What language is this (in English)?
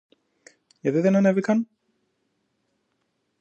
Greek